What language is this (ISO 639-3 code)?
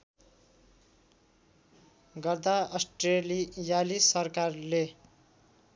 nep